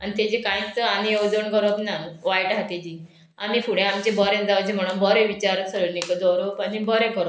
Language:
Konkani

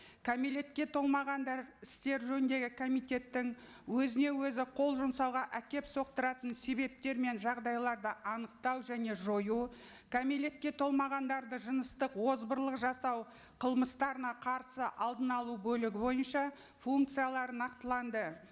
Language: Kazakh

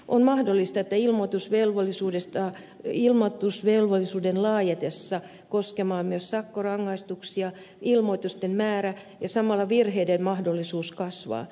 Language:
Finnish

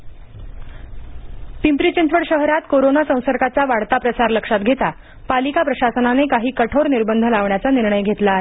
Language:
Marathi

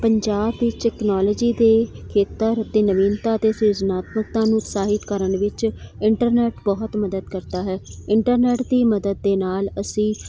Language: Punjabi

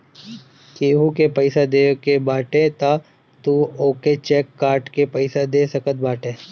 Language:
Bhojpuri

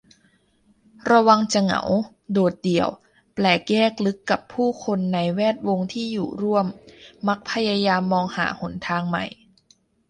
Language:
Thai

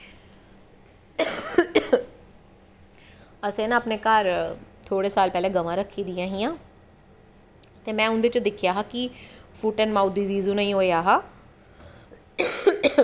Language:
Dogri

